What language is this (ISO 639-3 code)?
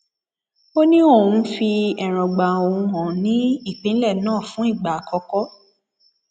yor